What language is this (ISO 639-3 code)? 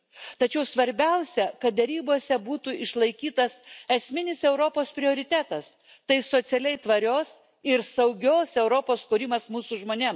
lit